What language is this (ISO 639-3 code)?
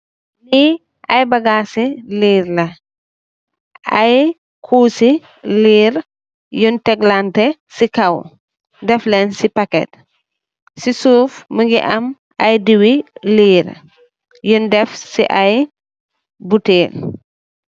wol